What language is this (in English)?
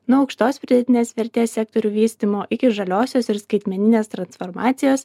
Lithuanian